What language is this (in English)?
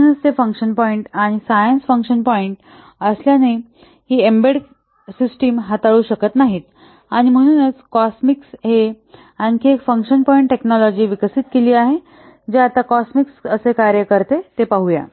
Marathi